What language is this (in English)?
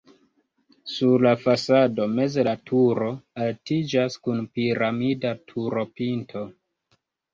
Esperanto